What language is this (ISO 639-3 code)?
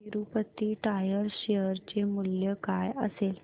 mar